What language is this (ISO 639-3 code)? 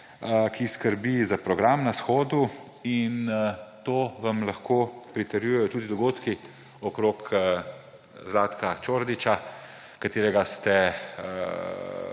slv